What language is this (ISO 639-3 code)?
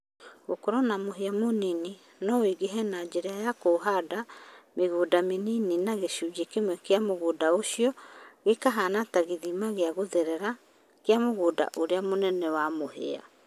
kik